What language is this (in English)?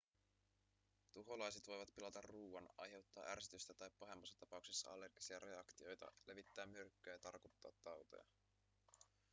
Finnish